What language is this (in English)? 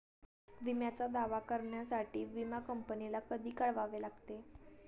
Marathi